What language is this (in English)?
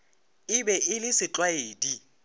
Northern Sotho